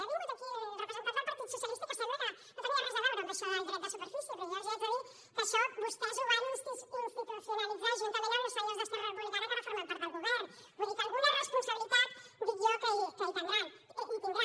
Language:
Catalan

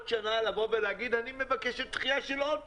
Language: Hebrew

